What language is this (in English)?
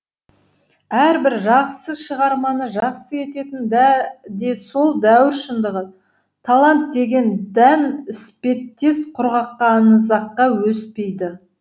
Kazakh